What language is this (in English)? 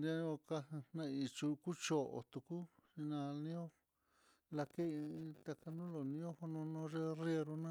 Mitlatongo Mixtec